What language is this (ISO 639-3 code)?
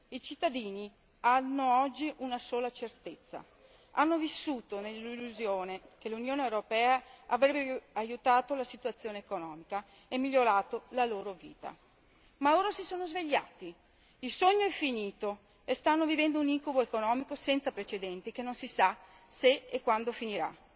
ita